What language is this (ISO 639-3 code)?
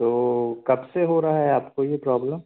hin